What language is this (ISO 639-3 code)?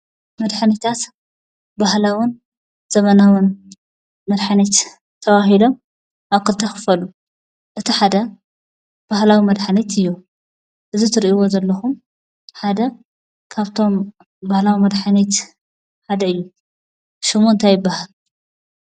tir